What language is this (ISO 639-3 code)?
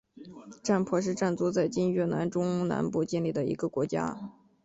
zho